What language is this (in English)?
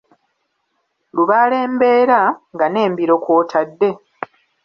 Ganda